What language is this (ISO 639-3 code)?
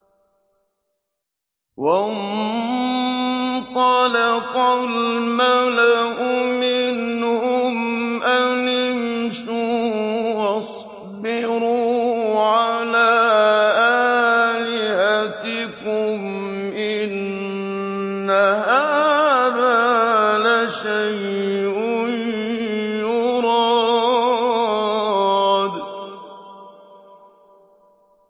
ara